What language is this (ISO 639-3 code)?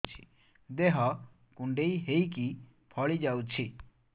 ori